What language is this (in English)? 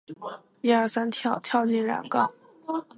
Chinese